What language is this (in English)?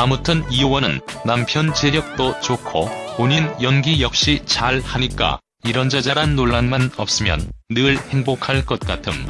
Korean